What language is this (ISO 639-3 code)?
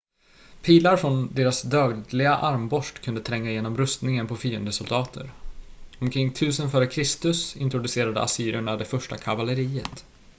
swe